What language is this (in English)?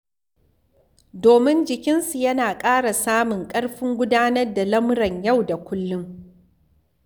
Hausa